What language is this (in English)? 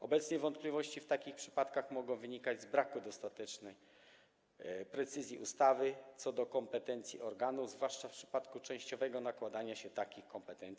Polish